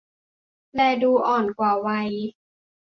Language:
Thai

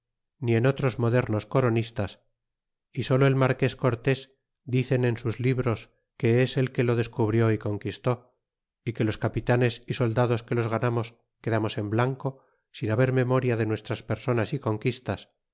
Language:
Spanish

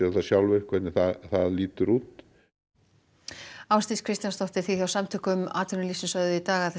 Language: Icelandic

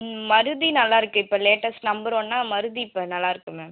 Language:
Tamil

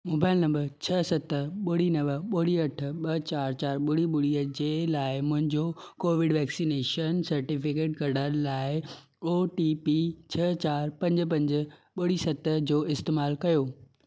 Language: Sindhi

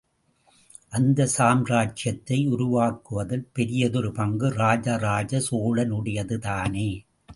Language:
Tamil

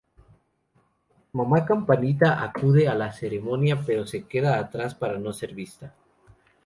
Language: Spanish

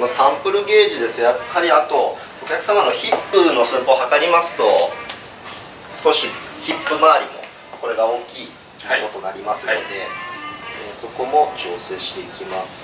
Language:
Japanese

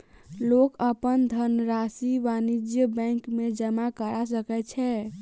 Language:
Maithili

